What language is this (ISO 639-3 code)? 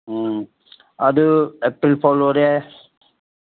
mni